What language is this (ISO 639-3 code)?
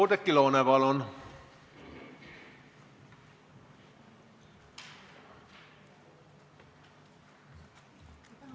est